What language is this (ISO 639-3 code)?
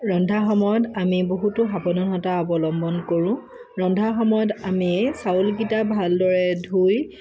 asm